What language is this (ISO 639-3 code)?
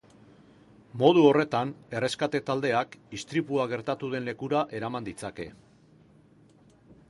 eus